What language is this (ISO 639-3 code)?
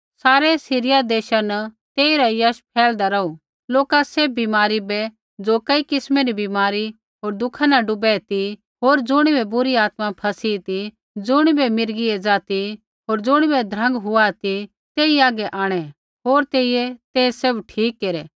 kfx